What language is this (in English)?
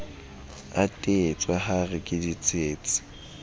Southern Sotho